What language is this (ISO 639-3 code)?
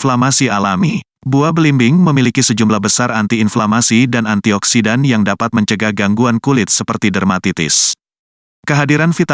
ind